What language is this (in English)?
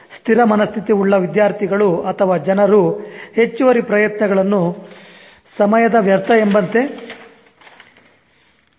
Kannada